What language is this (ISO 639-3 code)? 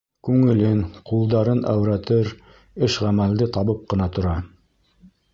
bak